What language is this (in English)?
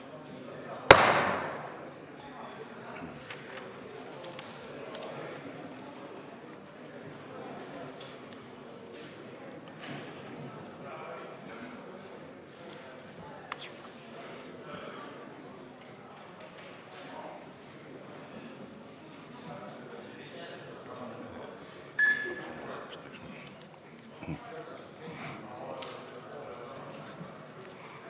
Estonian